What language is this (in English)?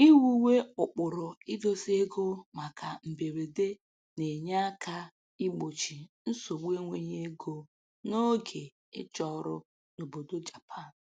Igbo